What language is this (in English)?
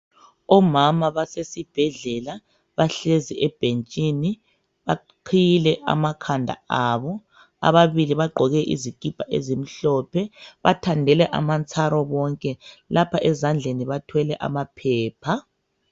North Ndebele